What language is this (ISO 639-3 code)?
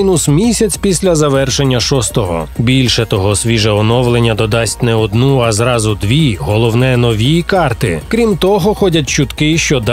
ukr